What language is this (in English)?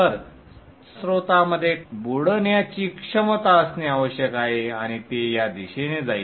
Marathi